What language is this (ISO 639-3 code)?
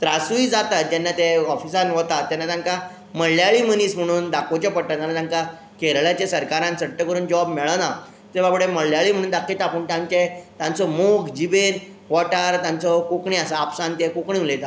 kok